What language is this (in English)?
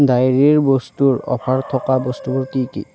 Assamese